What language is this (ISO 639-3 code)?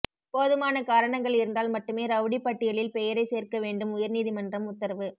tam